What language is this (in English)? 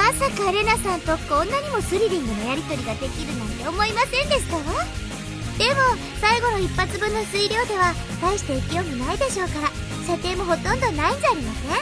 Japanese